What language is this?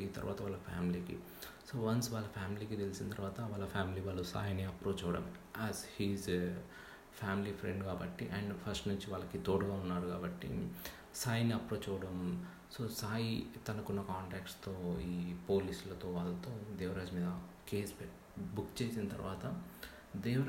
Telugu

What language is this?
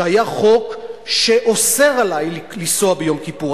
Hebrew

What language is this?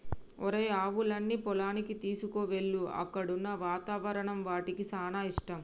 Telugu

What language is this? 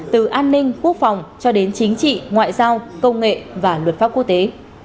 Vietnamese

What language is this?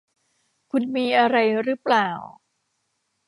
Thai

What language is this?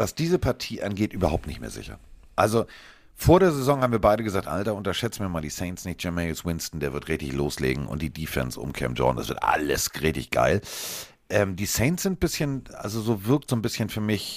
German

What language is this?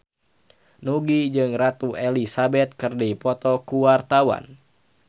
Sundanese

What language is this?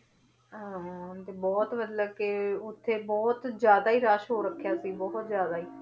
Punjabi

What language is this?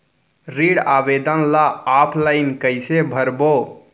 Chhattisgarhi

